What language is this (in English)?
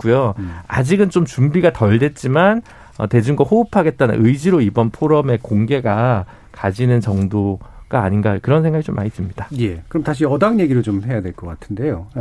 Korean